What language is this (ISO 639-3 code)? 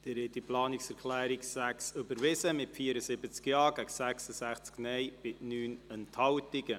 gsw